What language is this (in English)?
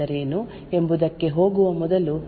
Kannada